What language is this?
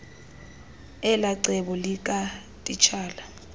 Xhosa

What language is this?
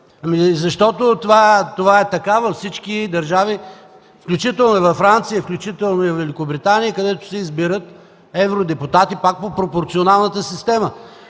Bulgarian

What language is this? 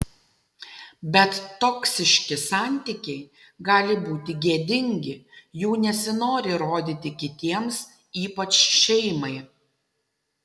Lithuanian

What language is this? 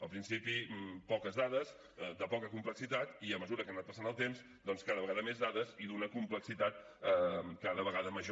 Catalan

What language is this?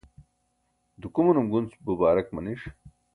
Burushaski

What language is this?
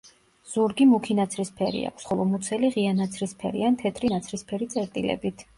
Georgian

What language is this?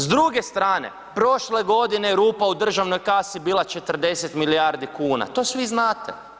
Croatian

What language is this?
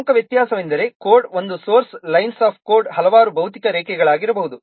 Kannada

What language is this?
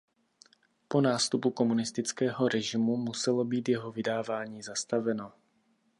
Czech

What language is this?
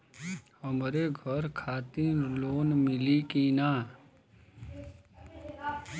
Bhojpuri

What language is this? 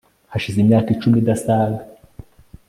Kinyarwanda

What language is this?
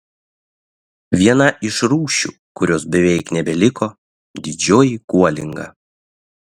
Lithuanian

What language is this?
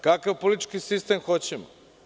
Serbian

